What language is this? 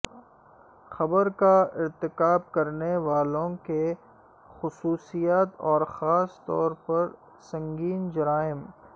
Urdu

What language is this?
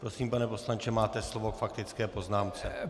Czech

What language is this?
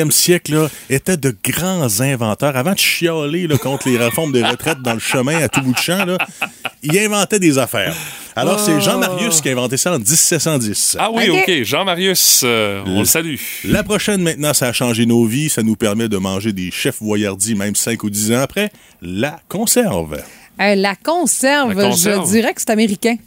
French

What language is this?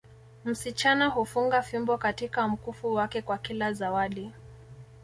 Swahili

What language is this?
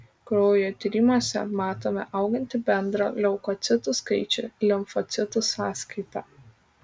Lithuanian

